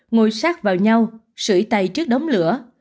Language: Vietnamese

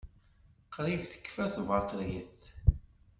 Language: Kabyle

